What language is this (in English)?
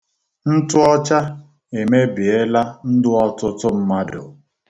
Igbo